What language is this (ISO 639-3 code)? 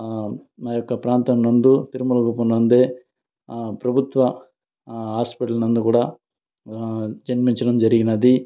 tel